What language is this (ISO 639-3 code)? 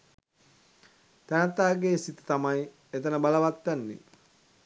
sin